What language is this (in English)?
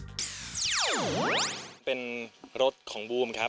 Thai